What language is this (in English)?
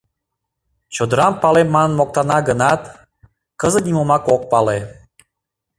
Mari